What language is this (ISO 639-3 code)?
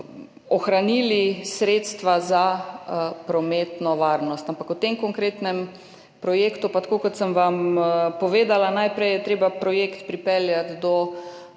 slv